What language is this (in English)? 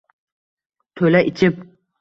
Uzbek